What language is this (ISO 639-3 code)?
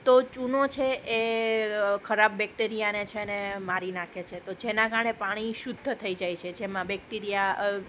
guj